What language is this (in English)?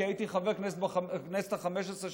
Hebrew